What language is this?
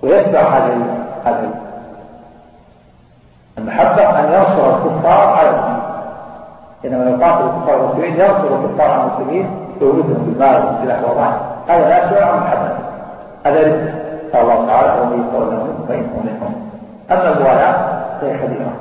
Arabic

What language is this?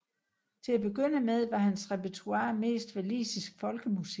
Danish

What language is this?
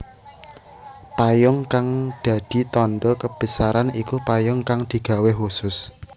Javanese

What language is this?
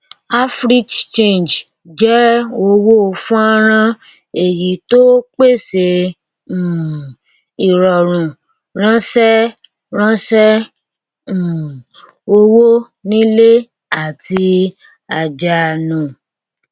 Yoruba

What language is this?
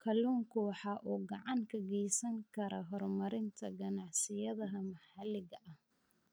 Somali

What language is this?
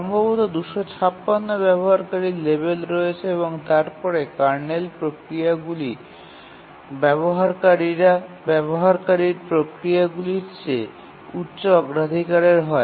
Bangla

